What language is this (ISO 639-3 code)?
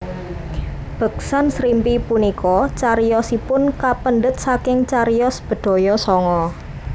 jav